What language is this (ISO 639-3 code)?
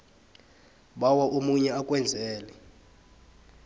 nbl